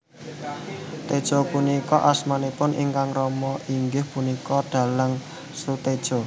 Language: Javanese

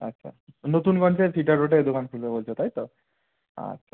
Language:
Bangla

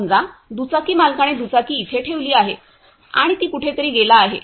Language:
Marathi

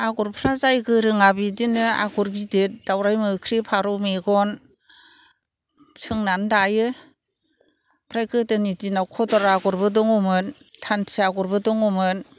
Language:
Bodo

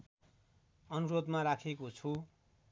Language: Nepali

